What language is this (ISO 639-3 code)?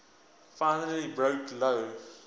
eng